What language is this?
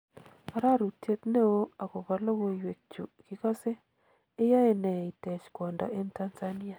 Kalenjin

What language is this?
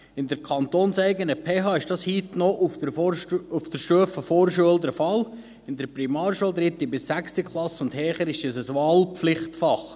Swiss German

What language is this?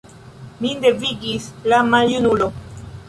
Esperanto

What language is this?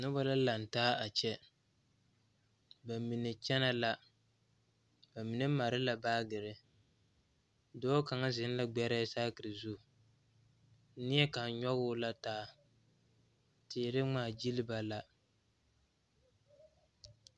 Southern Dagaare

